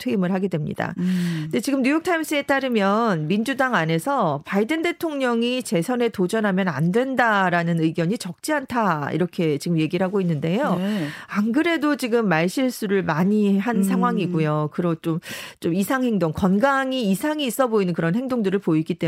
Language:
Korean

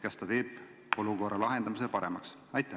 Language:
Estonian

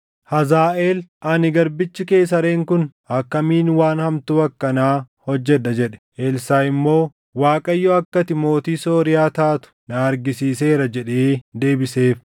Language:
Oromo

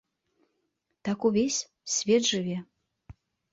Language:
Belarusian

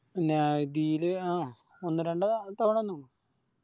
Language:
Malayalam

